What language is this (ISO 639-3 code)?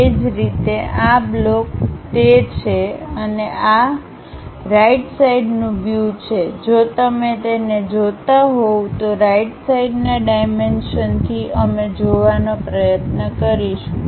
guj